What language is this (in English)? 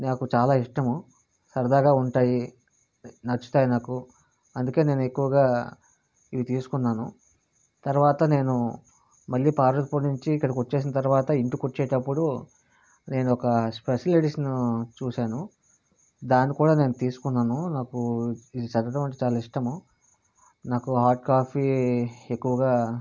Telugu